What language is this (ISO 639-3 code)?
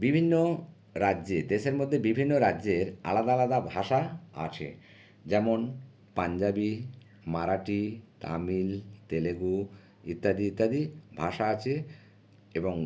ben